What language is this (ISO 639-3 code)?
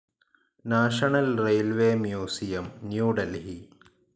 mal